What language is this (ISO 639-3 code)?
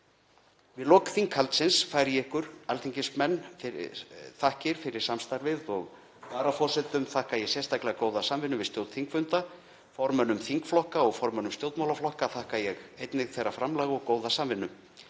isl